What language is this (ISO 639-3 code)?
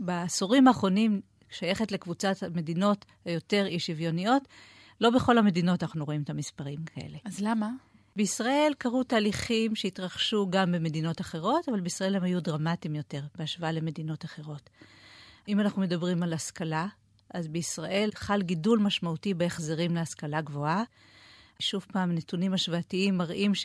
heb